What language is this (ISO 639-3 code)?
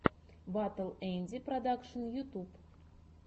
rus